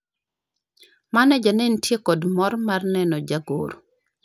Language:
Luo (Kenya and Tanzania)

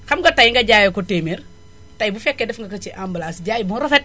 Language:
Wolof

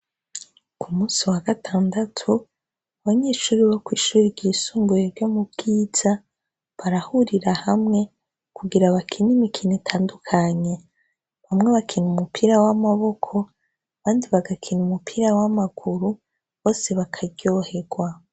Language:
Rundi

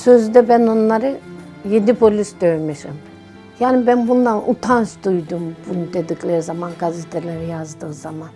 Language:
Turkish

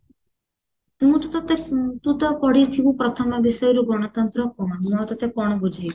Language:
Odia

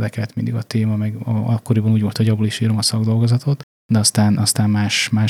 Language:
Hungarian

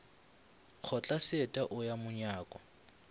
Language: Northern Sotho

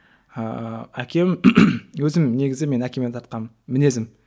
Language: Kazakh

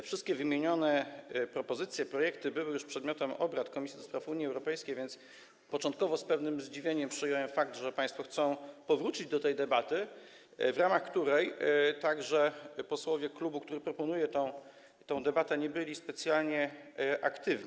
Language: Polish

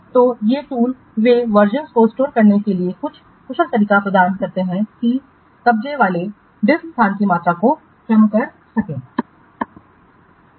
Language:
Hindi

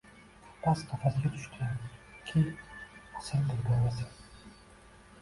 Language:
Uzbek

